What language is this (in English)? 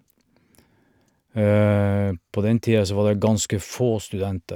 Norwegian